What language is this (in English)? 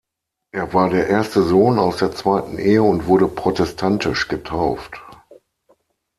German